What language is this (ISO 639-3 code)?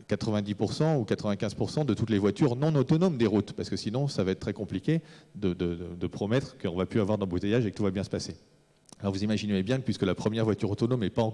fra